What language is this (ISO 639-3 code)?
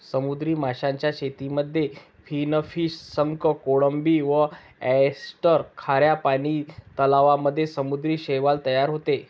mar